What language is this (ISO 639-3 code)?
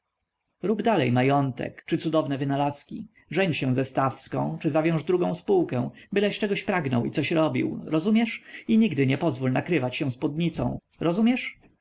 pol